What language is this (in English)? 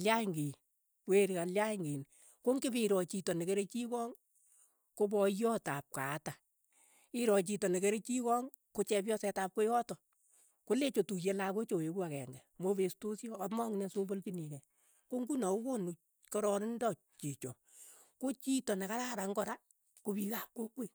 Keiyo